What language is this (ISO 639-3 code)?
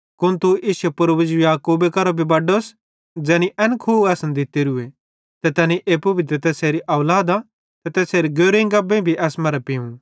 bhd